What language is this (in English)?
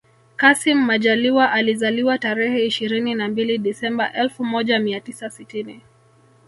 Swahili